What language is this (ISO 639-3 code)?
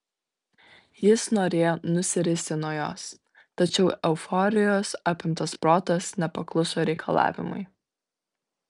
lit